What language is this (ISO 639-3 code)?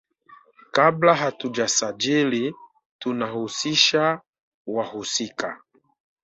swa